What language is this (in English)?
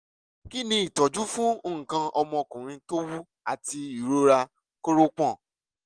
Yoruba